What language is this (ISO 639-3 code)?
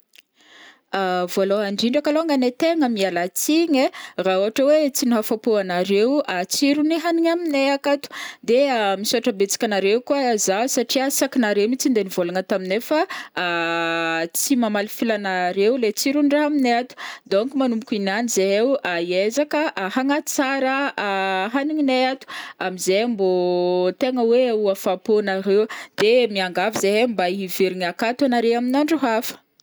bmm